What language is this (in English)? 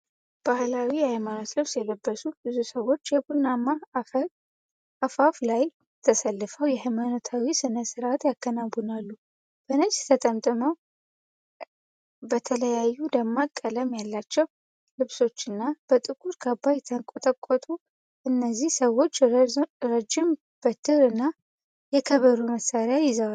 Amharic